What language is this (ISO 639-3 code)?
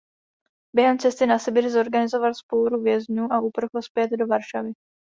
ces